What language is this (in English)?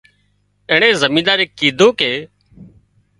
Wadiyara Koli